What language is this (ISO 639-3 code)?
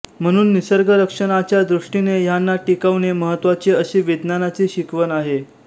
mar